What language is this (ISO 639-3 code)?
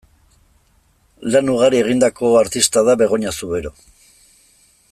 eus